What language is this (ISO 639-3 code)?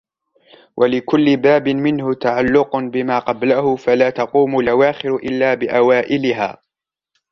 ara